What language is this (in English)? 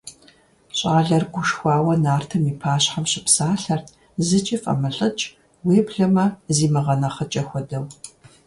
Kabardian